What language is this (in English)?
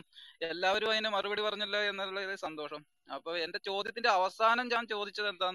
Malayalam